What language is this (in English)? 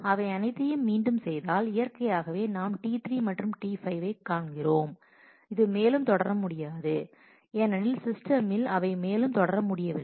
Tamil